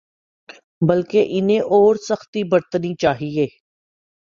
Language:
Urdu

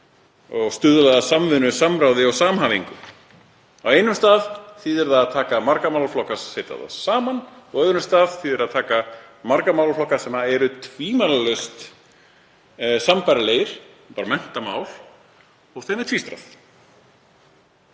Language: Icelandic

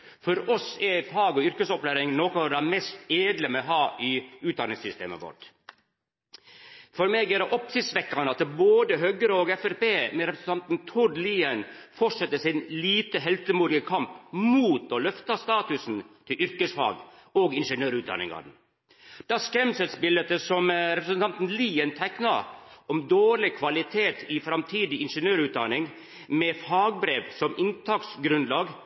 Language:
Norwegian Nynorsk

